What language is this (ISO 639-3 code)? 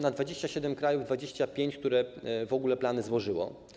pol